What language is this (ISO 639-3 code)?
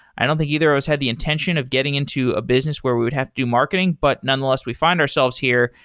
eng